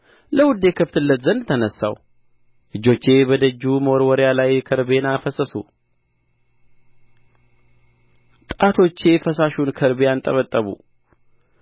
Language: Amharic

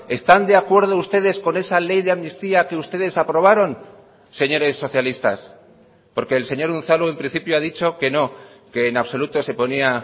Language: Spanish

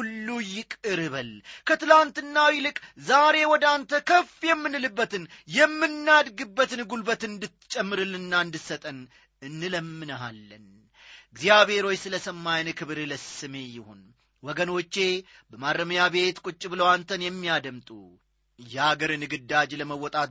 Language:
Amharic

